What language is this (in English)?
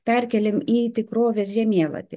Lithuanian